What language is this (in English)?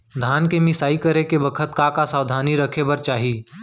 Chhattisgarhi